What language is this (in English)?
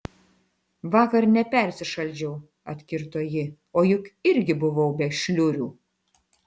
Lithuanian